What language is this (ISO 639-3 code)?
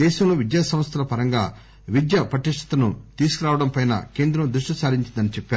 tel